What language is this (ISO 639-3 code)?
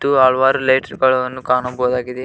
kan